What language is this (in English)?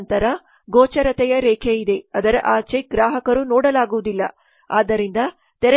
Kannada